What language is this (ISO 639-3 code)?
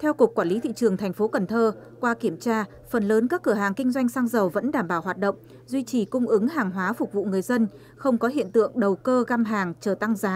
vie